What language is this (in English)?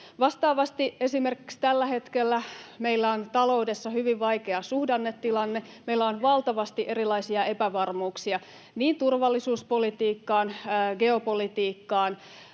Finnish